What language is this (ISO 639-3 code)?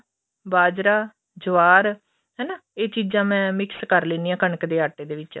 pan